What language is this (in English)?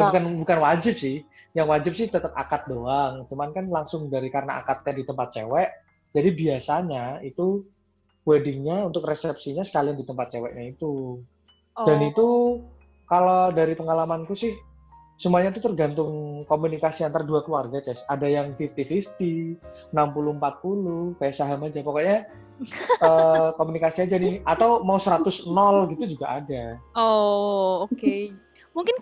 Indonesian